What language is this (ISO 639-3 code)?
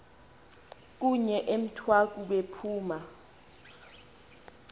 xho